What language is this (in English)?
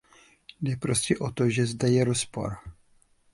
Czech